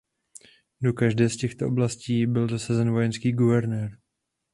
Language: Czech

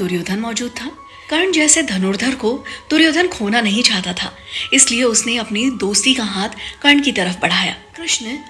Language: Hindi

